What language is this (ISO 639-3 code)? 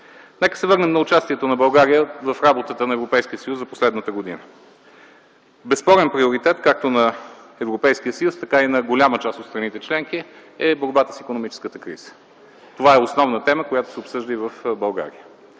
bul